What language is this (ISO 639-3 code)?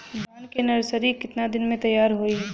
bho